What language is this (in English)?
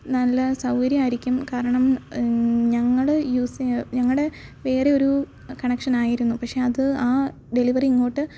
Malayalam